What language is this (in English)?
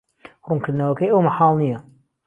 Central Kurdish